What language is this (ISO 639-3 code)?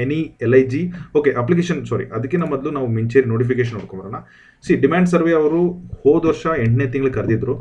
kan